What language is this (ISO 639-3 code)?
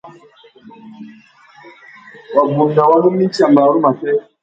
bag